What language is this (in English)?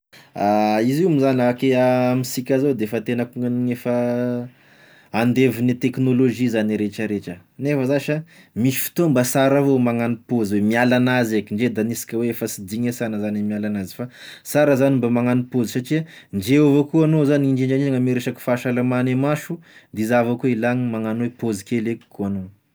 Tesaka Malagasy